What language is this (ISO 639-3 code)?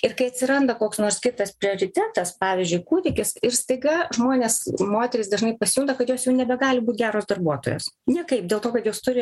lit